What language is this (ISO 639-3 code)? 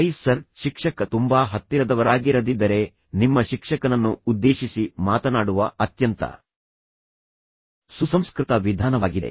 kan